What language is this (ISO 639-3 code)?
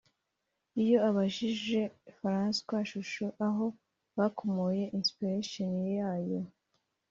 kin